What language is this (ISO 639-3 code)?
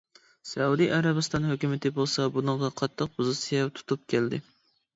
uig